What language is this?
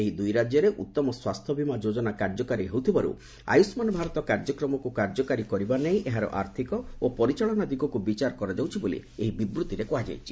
Odia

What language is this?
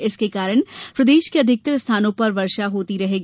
Hindi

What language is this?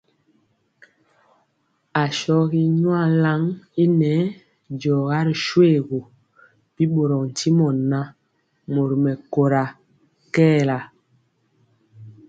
Mpiemo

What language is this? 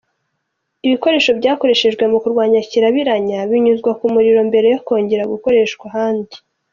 Kinyarwanda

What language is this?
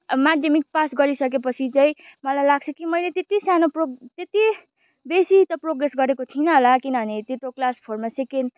Nepali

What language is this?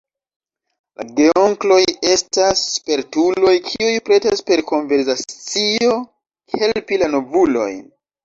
Esperanto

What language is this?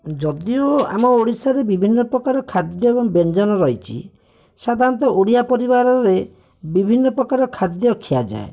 Odia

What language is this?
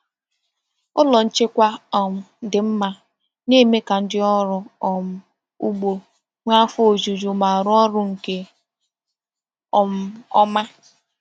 Igbo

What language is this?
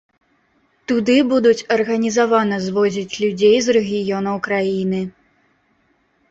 Belarusian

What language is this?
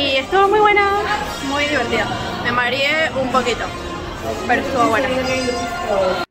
Spanish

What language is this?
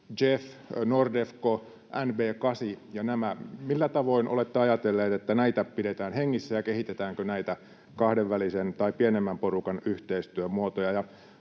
Finnish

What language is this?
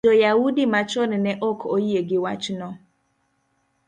Luo (Kenya and Tanzania)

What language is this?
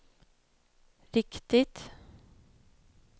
Swedish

